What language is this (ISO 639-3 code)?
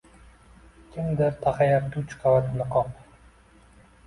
uzb